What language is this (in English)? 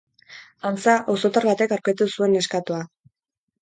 Basque